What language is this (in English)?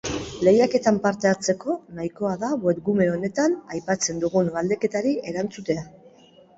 Basque